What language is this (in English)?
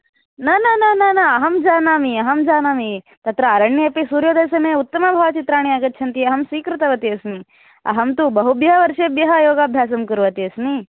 Sanskrit